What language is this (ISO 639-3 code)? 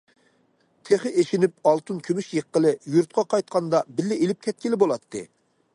uig